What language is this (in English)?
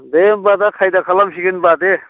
Bodo